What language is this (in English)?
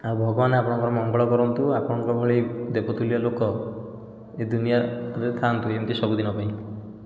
Odia